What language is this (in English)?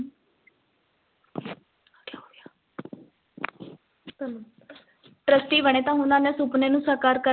Punjabi